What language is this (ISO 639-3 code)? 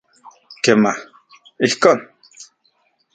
ncx